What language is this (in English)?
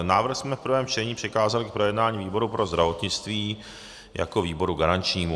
Czech